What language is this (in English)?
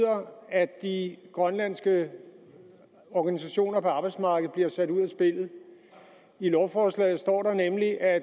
Danish